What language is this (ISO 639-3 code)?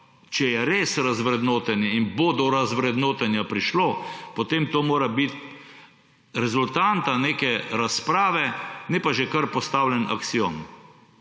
slv